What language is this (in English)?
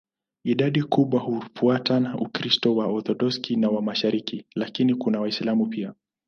Swahili